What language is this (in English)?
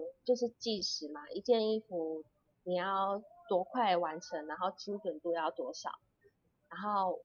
Chinese